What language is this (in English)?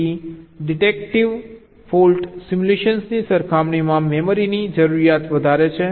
Gujarati